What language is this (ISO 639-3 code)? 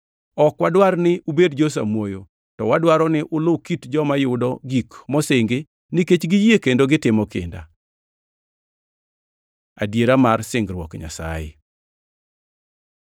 luo